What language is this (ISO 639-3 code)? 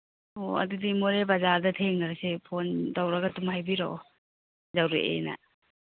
mni